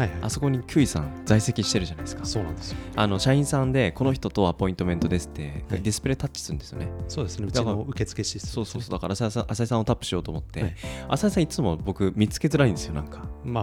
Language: Japanese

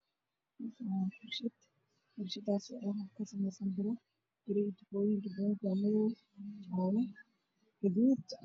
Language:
Somali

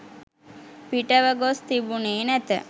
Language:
Sinhala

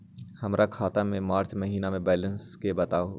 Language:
Magahi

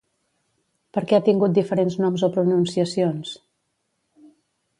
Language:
Catalan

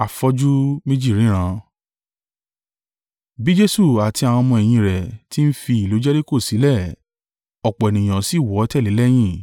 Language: Yoruba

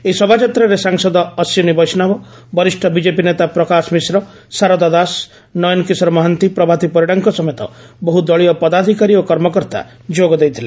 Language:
Odia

